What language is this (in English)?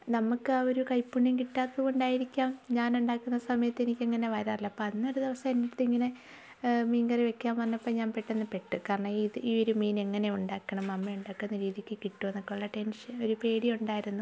Malayalam